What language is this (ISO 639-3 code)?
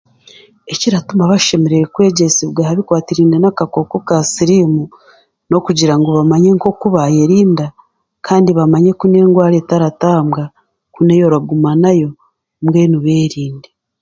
cgg